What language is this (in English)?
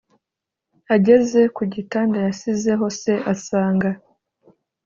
Kinyarwanda